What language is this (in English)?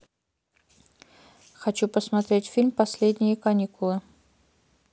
Russian